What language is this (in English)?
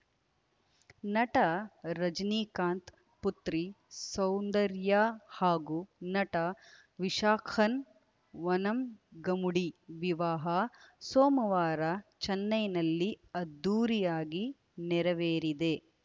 Kannada